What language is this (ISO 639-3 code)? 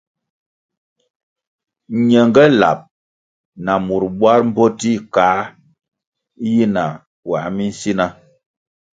nmg